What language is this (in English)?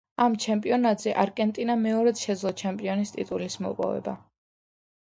Georgian